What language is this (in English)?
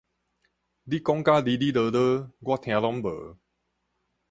Min Nan Chinese